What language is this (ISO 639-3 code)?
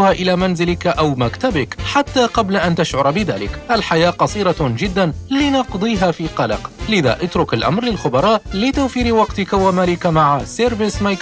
ara